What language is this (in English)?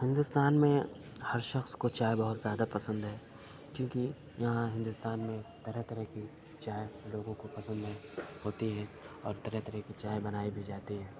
Urdu